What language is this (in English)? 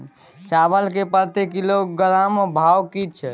Maithili